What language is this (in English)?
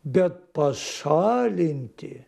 Lithuanian